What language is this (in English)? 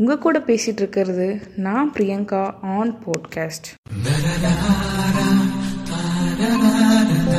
Tamil